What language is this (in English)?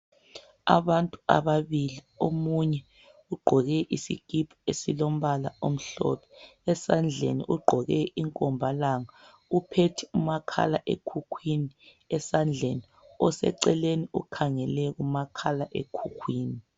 North Ndebele